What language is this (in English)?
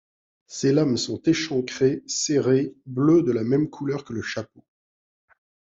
French